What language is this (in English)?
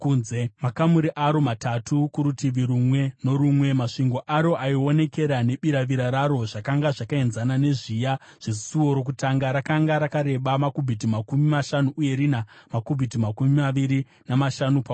Shona